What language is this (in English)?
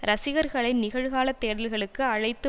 Tamil